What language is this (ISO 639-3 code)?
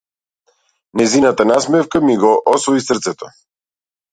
mkd